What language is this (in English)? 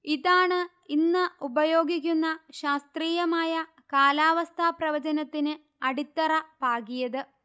Malayalam